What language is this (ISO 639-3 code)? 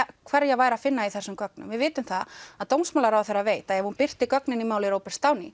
isl